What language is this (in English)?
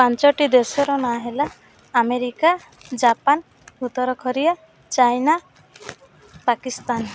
Odia